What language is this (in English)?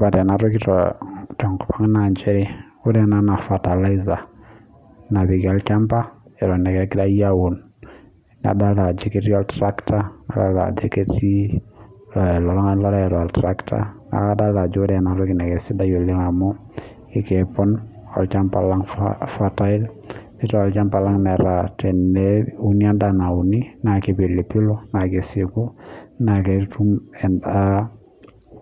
Masai